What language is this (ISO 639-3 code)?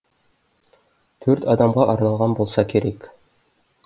kaz